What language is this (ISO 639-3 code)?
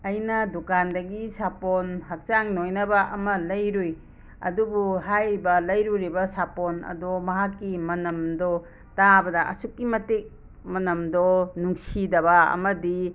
mni